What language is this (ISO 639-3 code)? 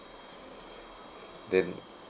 eng